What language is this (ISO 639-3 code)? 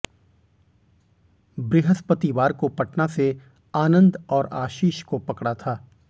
hin